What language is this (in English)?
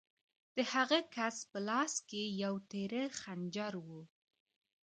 Pashto